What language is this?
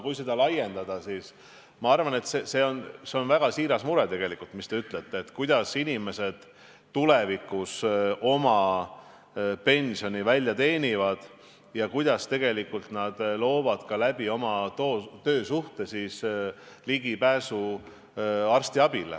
Estonian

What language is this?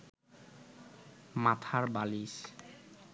Bangla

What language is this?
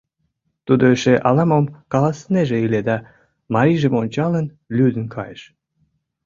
Mari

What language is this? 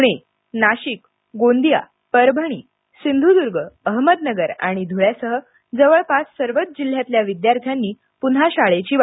Marathi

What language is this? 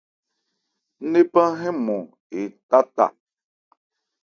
Ebrié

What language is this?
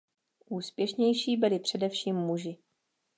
Czech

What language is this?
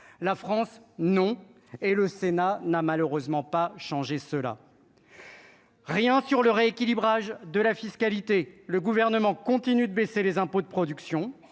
French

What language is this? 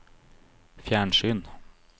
Norwegian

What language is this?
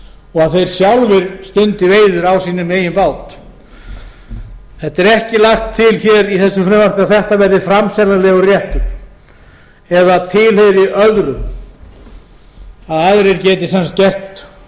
Icelandic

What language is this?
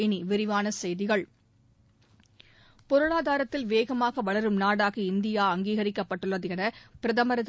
Tamil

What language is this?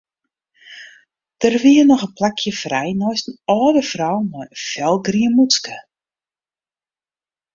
Western Frisian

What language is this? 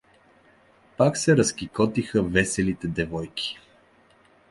Bulgarian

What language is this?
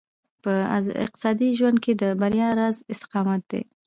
Pashto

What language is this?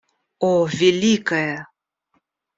Russian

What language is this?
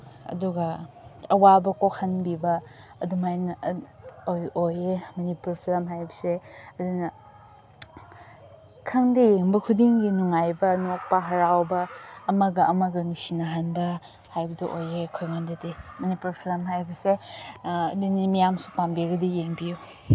Manipuri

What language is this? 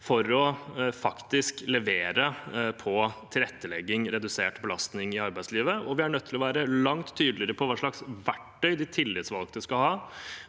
Norwegian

